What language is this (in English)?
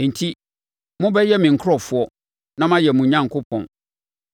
Akan